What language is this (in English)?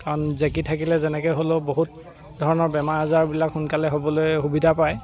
Assamese